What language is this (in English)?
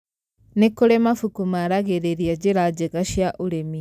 Kikuyu